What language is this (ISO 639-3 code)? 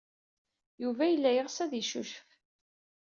kab